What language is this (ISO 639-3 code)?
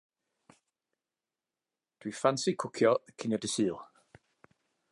cym